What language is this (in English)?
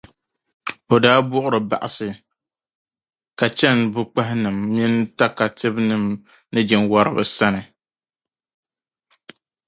Dagbani